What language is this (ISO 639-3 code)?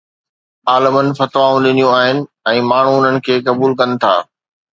snd